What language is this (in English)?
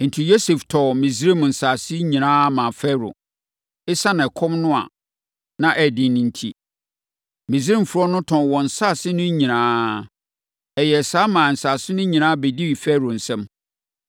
Akan